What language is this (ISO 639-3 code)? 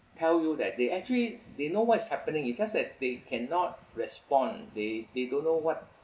eng